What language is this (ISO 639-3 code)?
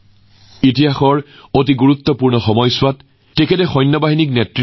asm